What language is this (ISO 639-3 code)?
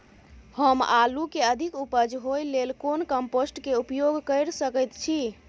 mai